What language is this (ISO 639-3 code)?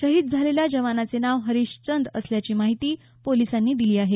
mar